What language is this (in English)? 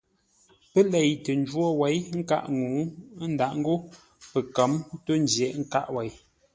Ngombale